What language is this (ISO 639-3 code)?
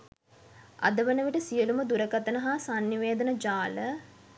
sin